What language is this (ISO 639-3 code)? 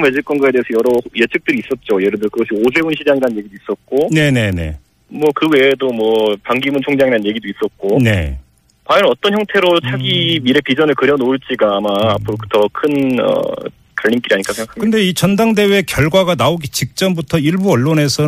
kor